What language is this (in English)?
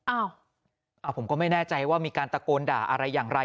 Thai